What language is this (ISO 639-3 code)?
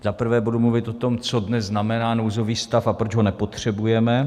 ces